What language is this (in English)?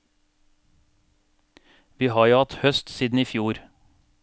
Norwegian